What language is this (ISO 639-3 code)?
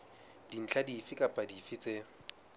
sot